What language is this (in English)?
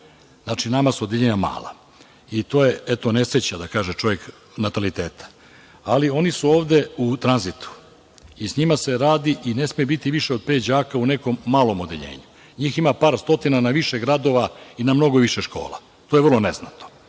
Serbian